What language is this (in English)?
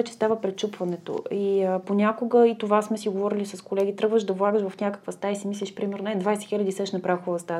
Bulgarian